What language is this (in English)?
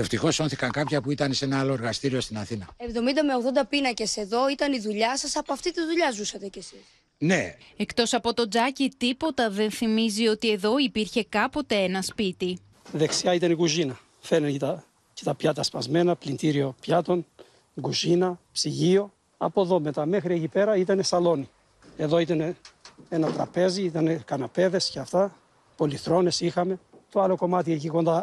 Greek